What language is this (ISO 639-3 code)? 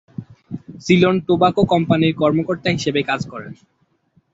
ben